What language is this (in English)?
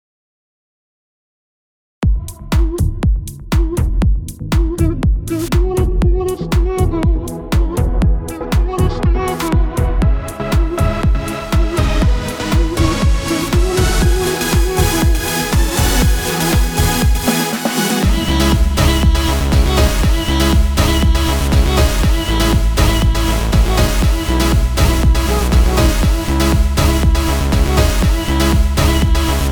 Russian